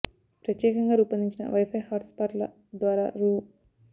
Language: Telugu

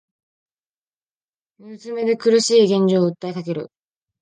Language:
Japanese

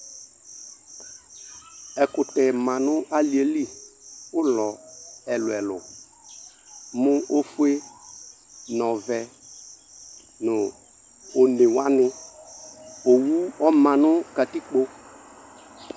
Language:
Ikposo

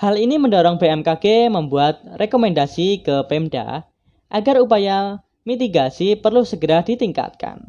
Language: Indonesian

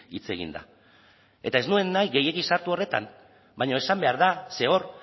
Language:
Basque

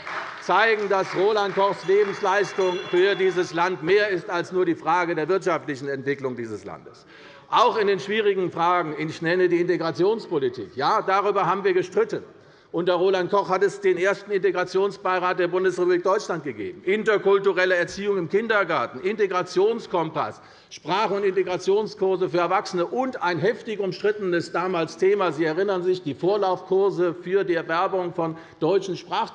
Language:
German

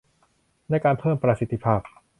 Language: Thai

